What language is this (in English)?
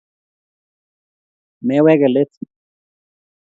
Kalenjin